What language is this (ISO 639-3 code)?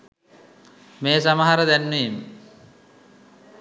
sin